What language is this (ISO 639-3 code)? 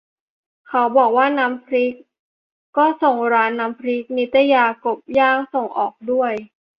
tha